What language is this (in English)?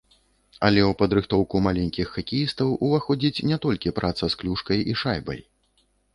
Belarusian